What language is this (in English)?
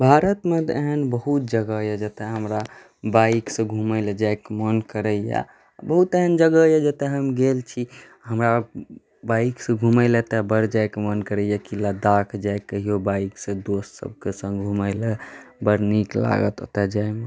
Maithili